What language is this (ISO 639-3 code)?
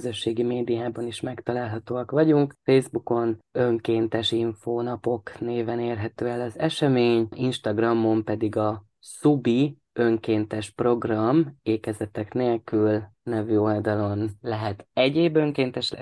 hun